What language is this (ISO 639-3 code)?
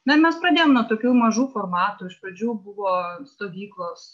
lit